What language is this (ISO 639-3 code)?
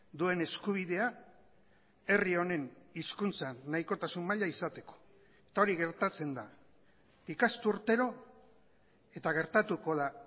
eus